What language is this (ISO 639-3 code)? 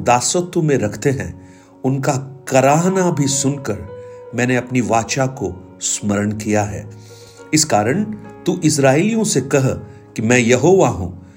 hin